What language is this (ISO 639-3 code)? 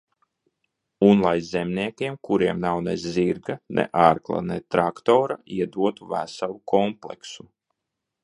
lav